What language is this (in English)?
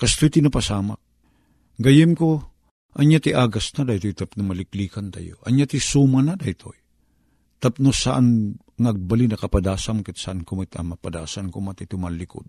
Filipino